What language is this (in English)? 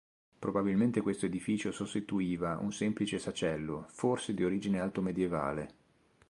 Italian